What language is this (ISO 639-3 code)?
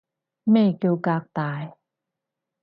yue